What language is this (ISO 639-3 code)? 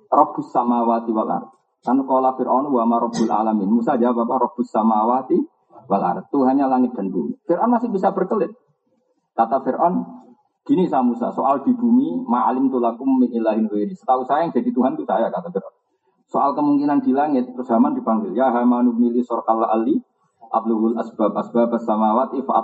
ind